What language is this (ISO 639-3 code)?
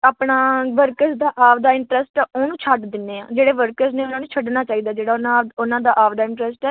pan